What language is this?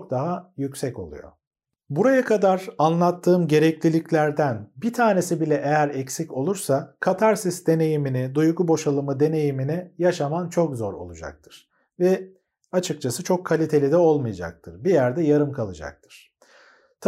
Turkish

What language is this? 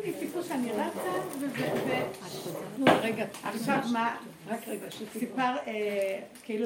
Hebrew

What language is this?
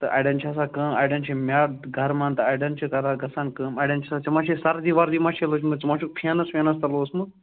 Kashmiri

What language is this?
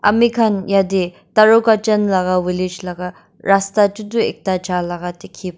Naga Pidgin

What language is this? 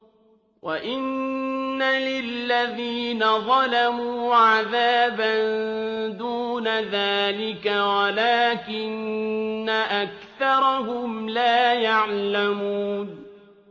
Arabic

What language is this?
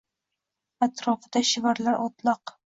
Uzbek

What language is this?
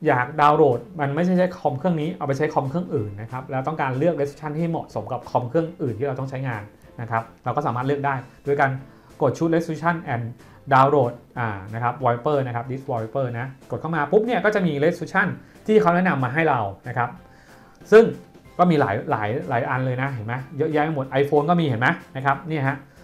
Thai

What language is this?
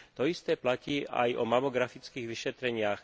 Slovak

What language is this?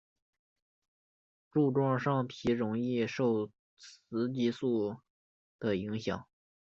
Chinese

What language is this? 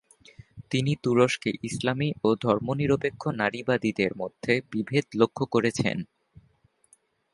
Bangla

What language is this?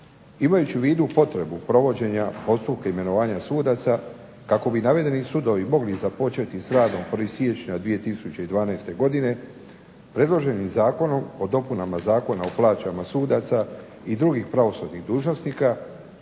Croatian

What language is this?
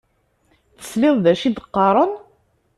Kabyle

